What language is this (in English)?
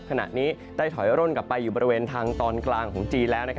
Thai